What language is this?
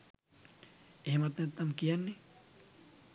Sinhala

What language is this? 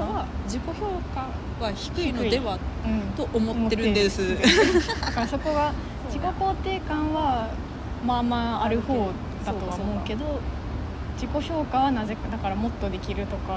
Japanese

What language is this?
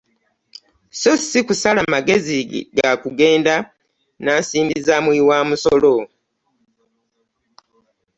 Ganda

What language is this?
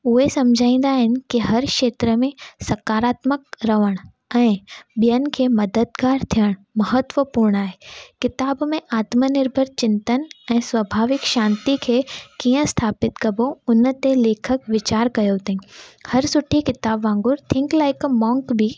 Sindhi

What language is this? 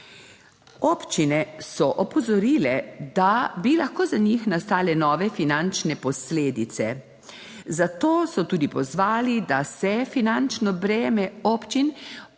Slovenian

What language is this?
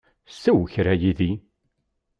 Kabyle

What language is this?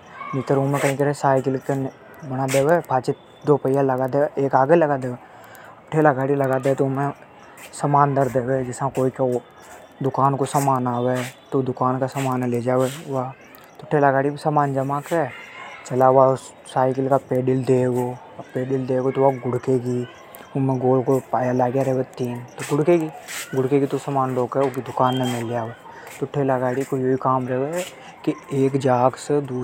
Hadothi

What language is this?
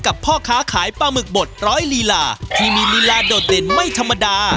Thai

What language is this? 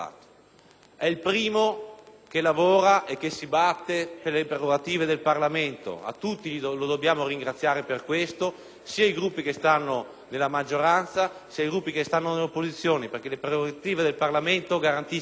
Italian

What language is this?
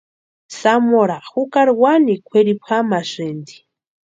Western Highland Purepecha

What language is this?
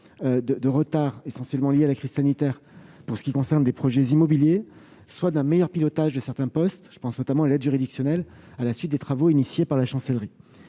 French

